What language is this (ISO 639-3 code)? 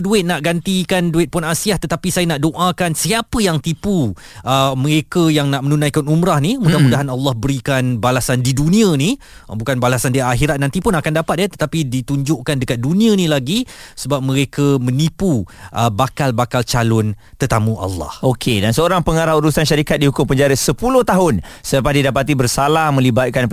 msa